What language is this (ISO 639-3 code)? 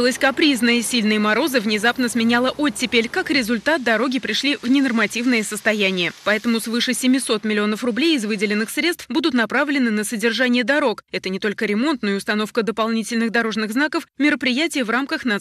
rus